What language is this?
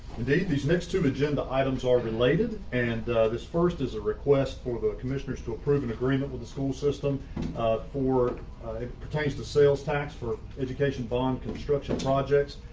English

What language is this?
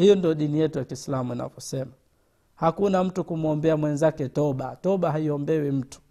Swahili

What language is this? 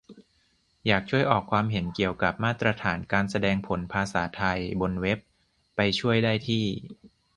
Thai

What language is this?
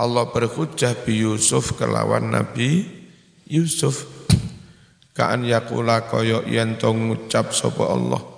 Indonesian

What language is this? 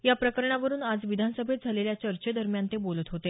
Marathi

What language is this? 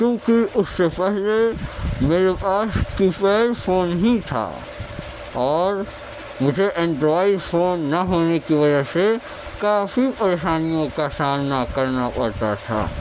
Urdu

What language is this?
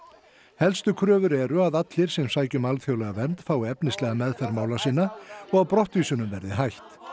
Icelandic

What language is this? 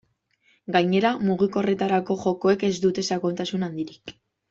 Basque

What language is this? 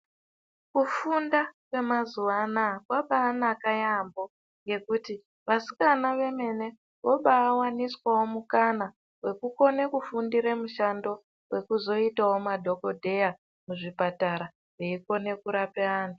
Ndau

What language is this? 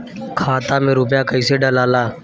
Bhojpuri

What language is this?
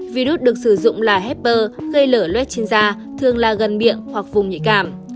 Vietnamese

